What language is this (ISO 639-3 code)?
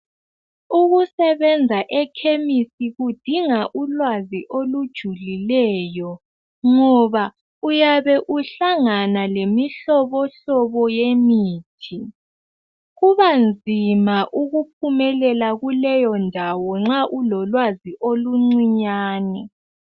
nde